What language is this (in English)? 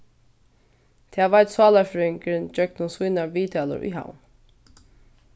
Faroese